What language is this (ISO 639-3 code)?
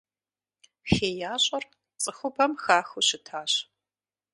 kbd